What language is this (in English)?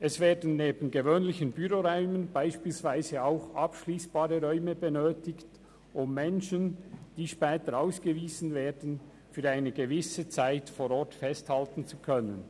Swiss German